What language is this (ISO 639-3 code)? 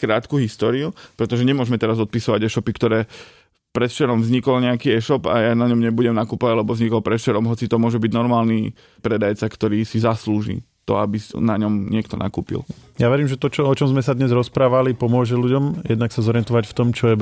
slk